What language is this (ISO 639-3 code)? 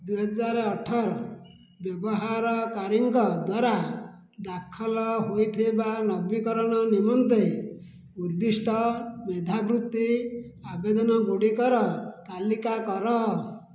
ori